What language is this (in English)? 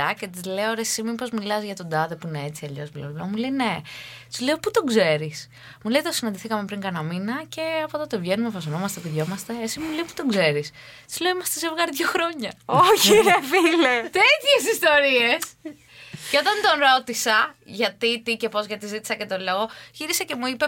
Greek